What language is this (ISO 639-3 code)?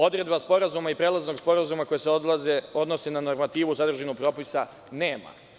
srp